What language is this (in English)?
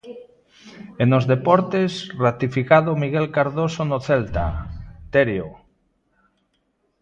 Galician